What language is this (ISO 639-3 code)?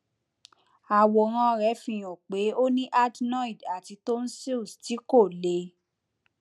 yor